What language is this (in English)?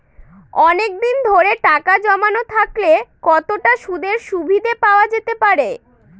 Bangla